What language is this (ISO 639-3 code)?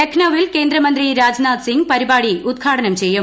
mal